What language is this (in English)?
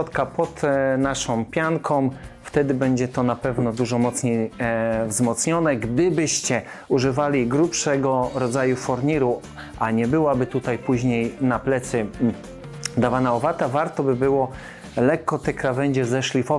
Polish